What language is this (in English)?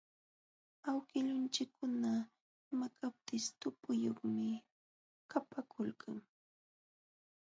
Jauja Wanca Quechua